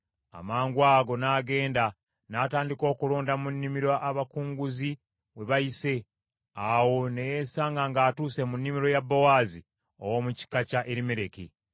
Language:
Ganda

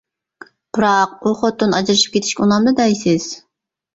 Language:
Uyghur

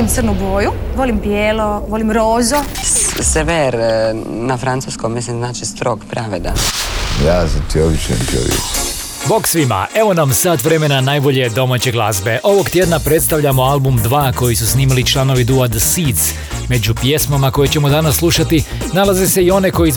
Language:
Croatian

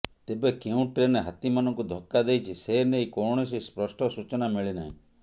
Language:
Odia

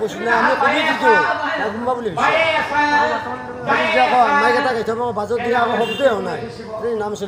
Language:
Bangla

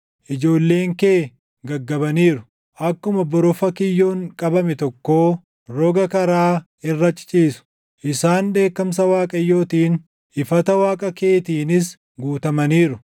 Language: Oromo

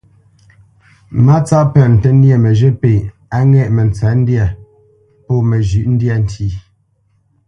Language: Bamenyam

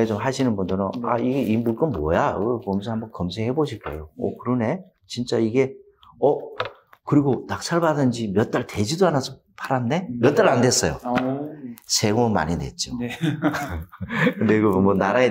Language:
Korean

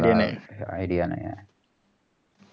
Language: Marathi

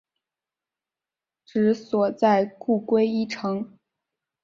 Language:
Chinese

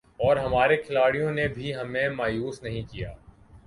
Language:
Urdu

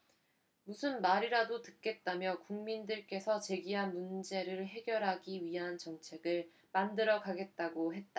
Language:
Korean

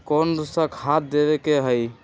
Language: Magahi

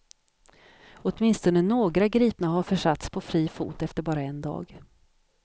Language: Swedish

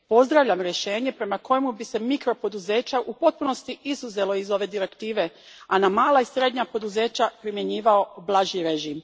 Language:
Croatian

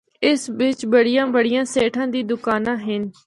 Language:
Northern Hindko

